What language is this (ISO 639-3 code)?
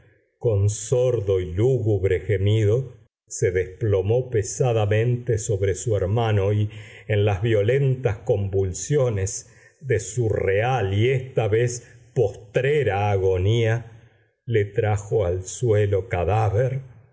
spa